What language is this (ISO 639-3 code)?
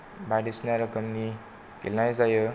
brx